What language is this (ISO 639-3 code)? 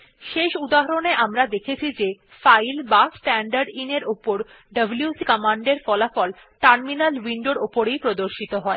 ben